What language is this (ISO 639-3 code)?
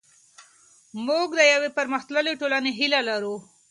pus